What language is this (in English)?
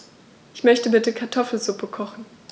German